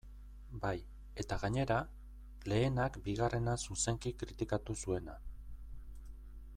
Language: Basque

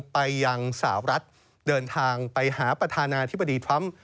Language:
Thai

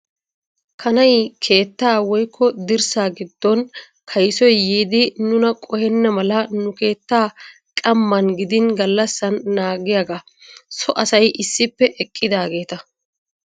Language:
Wolaytta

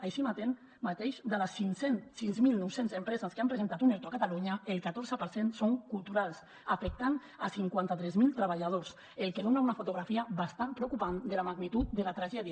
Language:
Catalan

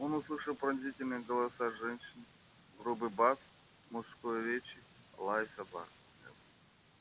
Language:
Russian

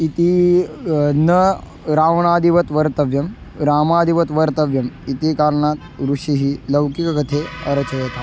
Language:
Sanskrit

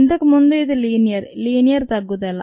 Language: Telugu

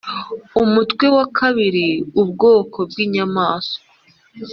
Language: Kinyarwanda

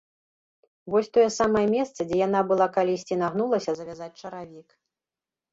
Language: Belarusian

